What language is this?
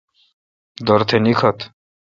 Kalkoti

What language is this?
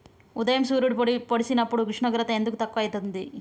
Telugu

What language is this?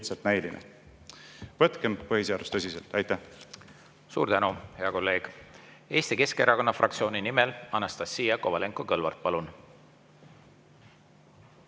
Estonian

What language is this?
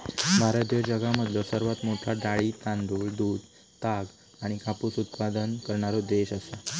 Marathi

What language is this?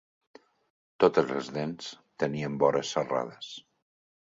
Catalan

